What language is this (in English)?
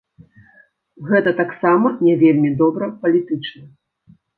Belarusian